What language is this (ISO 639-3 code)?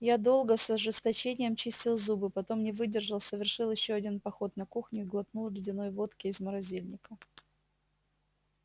rus